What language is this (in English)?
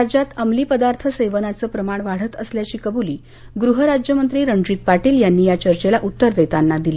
Marathi